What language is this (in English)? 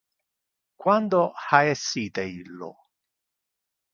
Interlingua